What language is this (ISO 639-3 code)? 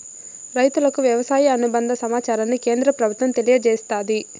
tel